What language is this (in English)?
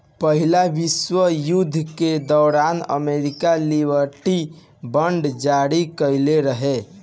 Bhojpuri